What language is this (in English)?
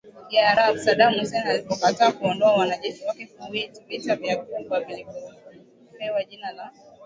Swahili